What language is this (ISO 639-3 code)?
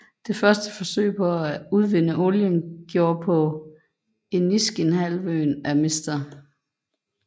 dan